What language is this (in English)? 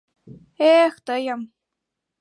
Mari